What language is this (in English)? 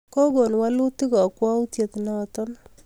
Kalenjin